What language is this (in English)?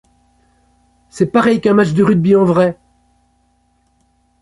French